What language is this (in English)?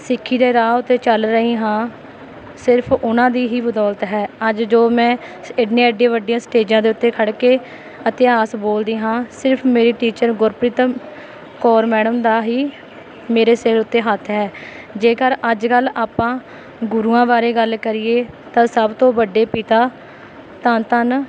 Punjabi